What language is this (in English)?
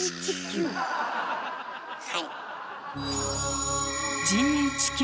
Japanese